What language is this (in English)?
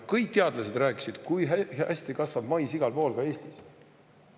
Estonian